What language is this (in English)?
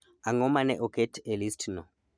Luo (Kenya and Tanzania)